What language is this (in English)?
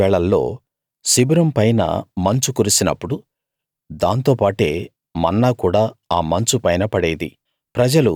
Telugu